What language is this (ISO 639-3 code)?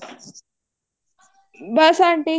pan